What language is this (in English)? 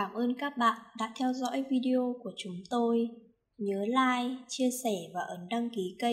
Vietnamese